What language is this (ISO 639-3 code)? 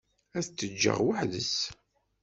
kab